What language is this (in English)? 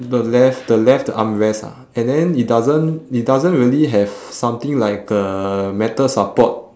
English